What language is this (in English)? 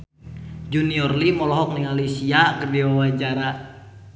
Sundanese